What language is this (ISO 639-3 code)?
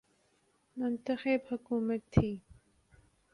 urd